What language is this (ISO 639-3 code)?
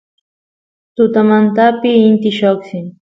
qus